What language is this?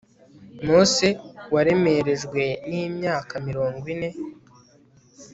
Kinyarwanda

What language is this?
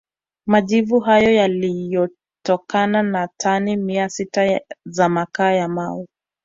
Swahili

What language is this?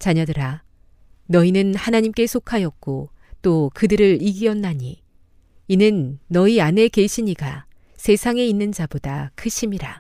Korean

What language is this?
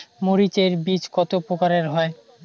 Bangla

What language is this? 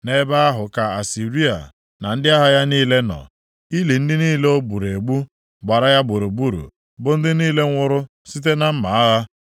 Igbo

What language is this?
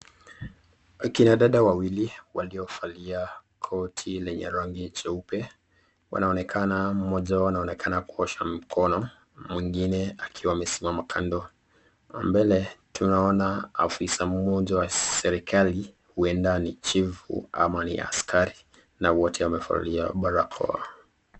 Swahili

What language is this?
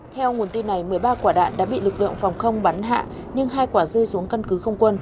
Vietnamese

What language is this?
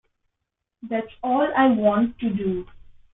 English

